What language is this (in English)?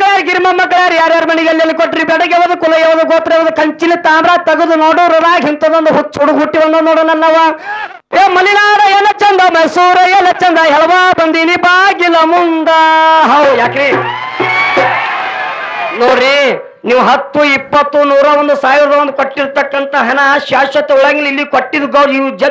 Kannada